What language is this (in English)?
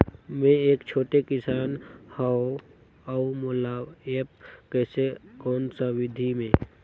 Chhattisgarhi